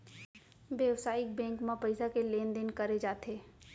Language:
Chhattisgarhi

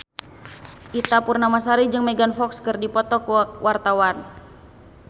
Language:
Sundanese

